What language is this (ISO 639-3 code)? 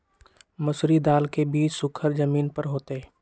mag